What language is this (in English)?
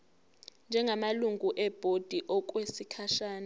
Zulu